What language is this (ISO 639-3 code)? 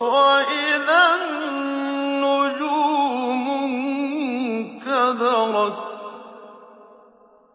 ara